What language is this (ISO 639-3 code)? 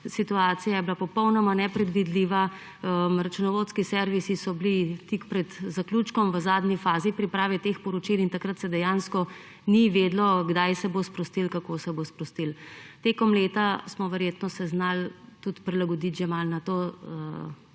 slv